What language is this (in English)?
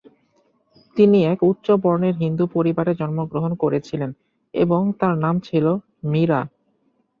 Bangla